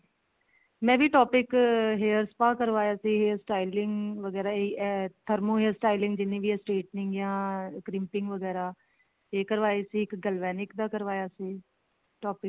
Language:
Punjabi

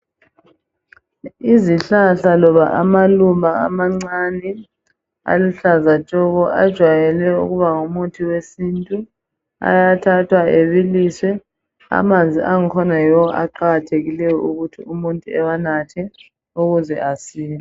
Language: North Ndebele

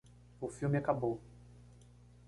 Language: Portuguese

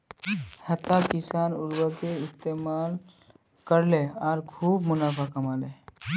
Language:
Magahi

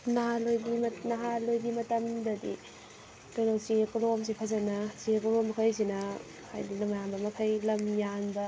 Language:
Manipuri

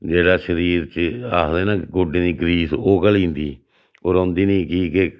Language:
Dogri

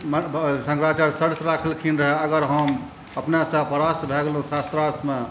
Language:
Maithili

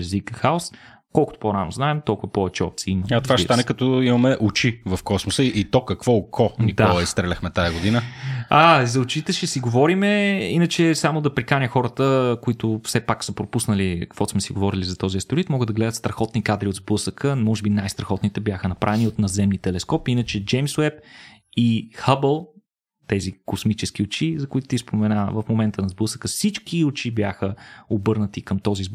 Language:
Bulgarian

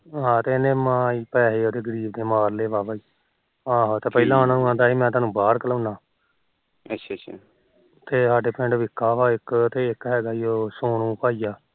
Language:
Punjabi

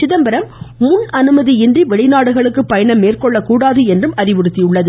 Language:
Tamil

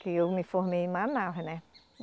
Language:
Portuguese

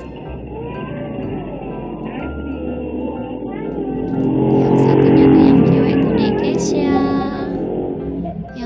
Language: Indonesian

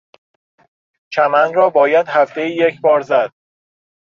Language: Persian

